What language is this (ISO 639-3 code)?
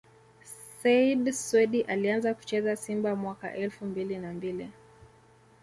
swa